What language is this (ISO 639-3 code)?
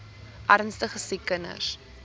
afr